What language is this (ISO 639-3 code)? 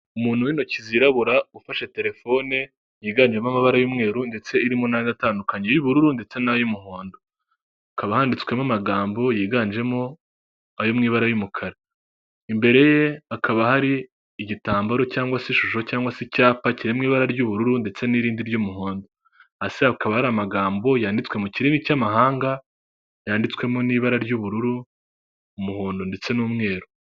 kin